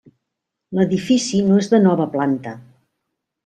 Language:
Catalan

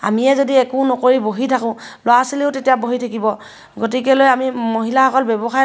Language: Assamese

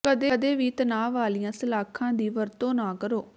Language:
Punjabi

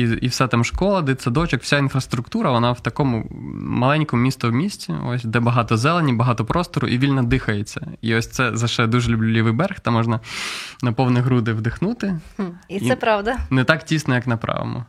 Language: Ukrainian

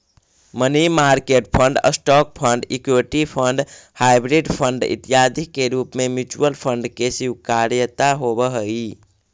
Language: Magahi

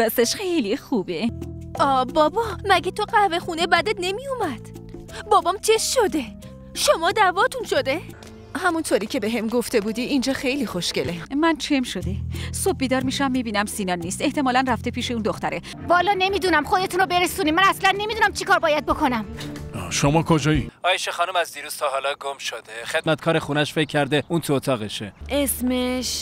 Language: Persian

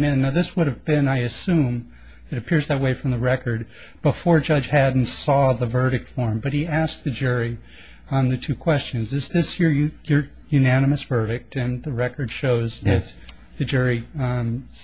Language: English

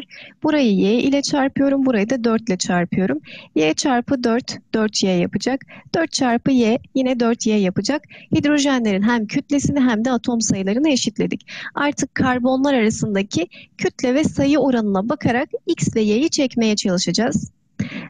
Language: Turkish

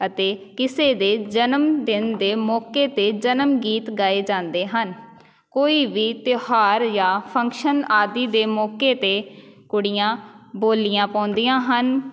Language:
Punjabi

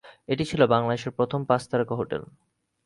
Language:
Bangla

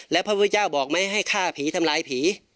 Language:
Thai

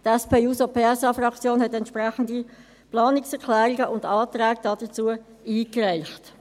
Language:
Swiss German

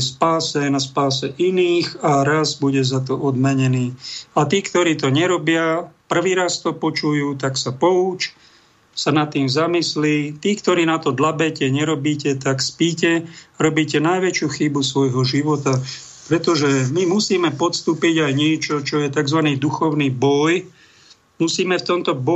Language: Slovak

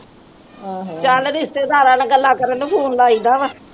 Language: Punjabi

